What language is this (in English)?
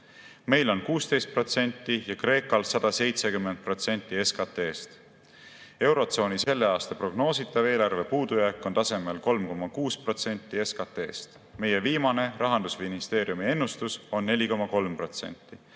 Estonian